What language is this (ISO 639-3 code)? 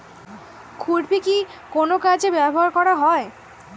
ben